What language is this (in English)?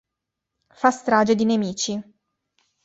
Italian